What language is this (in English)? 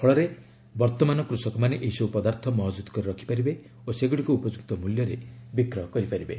Odia